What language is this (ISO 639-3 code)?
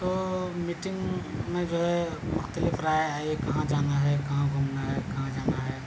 urd